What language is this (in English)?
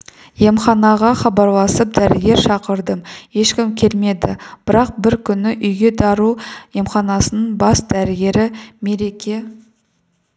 Kazakh